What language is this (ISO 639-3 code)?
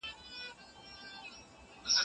pus